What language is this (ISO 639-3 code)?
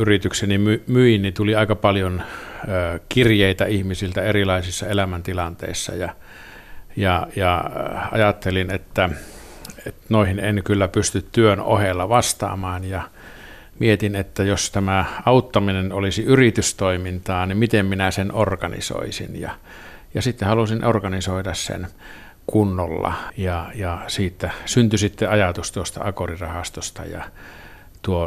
fin